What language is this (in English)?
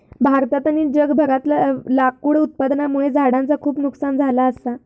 Marathi